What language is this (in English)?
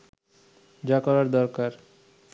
Bangla